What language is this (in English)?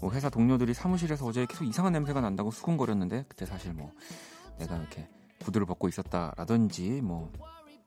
Korean